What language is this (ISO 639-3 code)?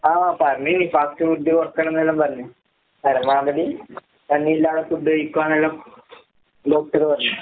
mal